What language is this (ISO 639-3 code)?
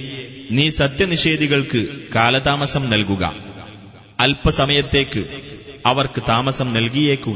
mal